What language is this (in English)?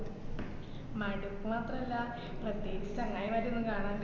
Malayalam